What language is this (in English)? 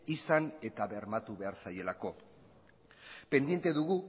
Basque